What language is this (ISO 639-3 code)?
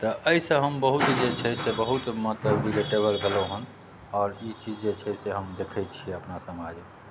mai